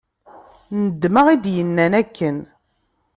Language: Kabyle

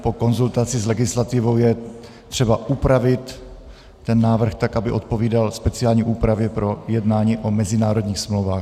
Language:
Czech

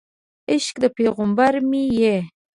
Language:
Pashto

